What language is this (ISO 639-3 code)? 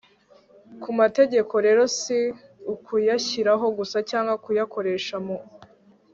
kin